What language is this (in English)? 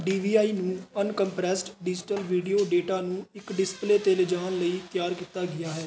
Punjabi